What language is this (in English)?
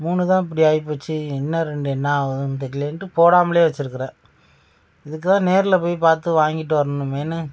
Tamil